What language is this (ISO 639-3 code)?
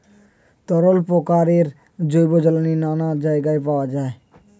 ben